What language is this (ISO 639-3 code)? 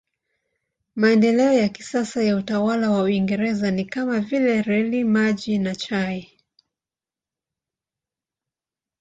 swa